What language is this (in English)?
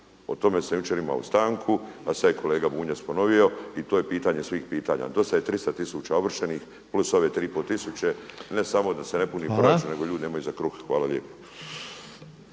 Croatian